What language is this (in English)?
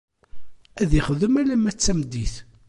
Kabyle